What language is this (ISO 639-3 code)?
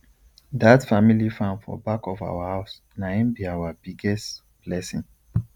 pcm